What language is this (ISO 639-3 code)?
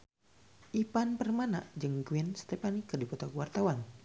sun